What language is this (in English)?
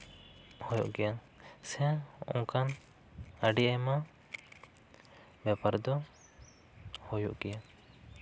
Santali